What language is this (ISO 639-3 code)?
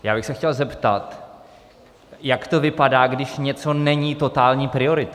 ces